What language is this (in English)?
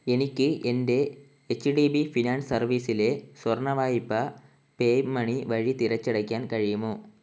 Malayalam